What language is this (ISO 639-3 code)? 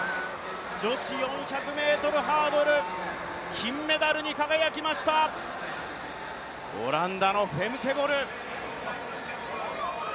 jpn